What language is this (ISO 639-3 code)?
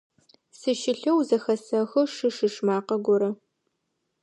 ady